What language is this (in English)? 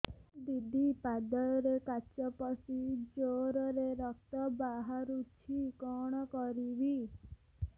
Odia